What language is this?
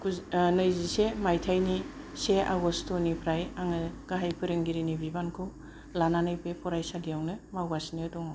Bodo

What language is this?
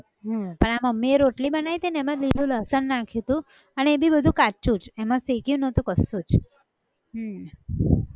Gujarati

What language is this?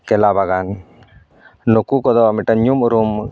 Santali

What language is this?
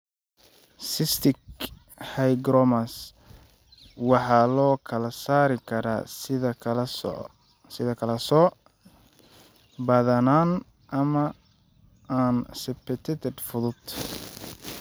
Somali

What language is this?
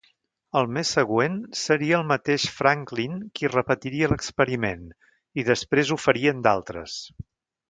Catalan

